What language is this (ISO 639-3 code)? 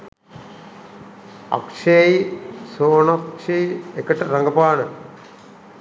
sin